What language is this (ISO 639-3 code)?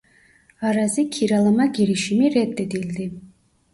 tur